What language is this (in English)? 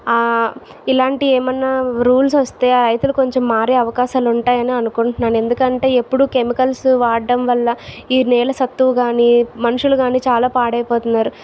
Telugu